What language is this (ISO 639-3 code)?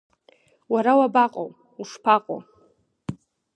abk